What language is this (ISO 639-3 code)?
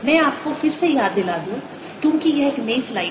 hin